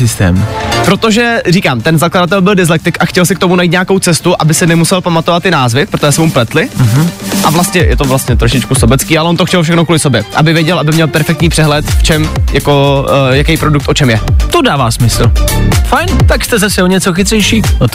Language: Czech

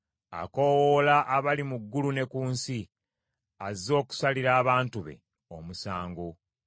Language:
Ganda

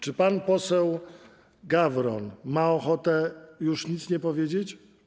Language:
Polish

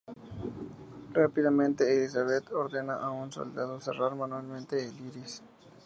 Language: Spanish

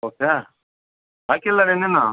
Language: Kannada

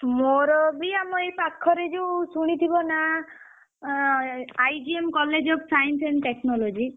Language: Odia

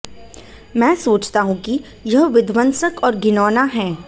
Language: Hindi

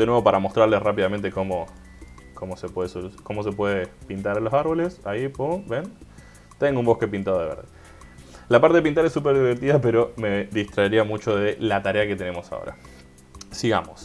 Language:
Spanish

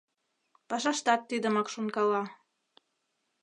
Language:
Mari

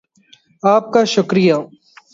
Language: Urdu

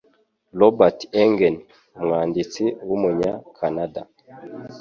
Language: Kinyarwanda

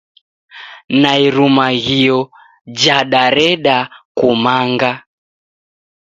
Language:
Taita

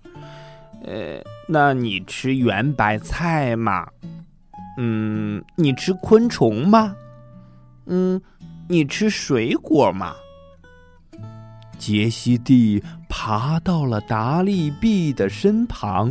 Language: Chinese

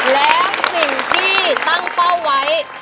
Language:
Thai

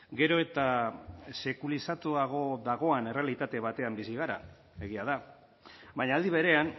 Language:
Basque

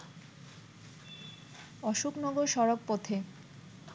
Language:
Bangla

